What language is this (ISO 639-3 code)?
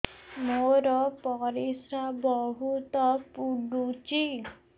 ori